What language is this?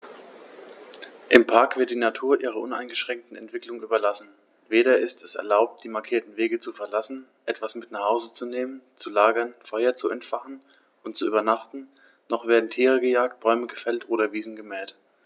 German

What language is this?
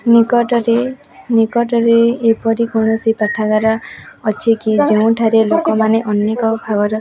Odia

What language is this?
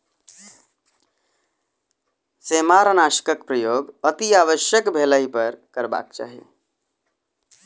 Maithili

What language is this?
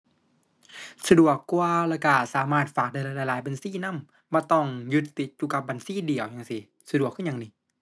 Thai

